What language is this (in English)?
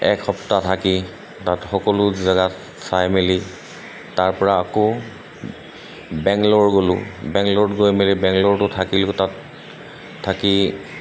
Assamese